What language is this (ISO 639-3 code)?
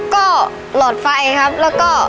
tha